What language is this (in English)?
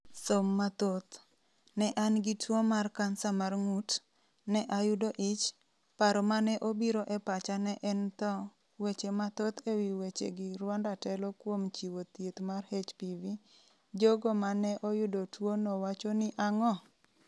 Luo (Kenya and Tanzania)